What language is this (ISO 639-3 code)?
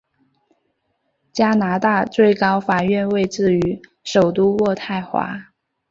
zho